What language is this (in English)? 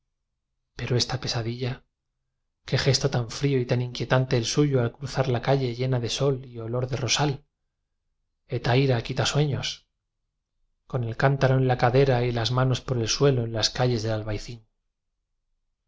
Spanish